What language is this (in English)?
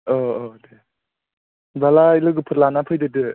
Bodo